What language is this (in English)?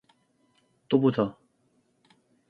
Korean